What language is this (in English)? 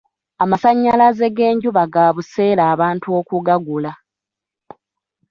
Ganda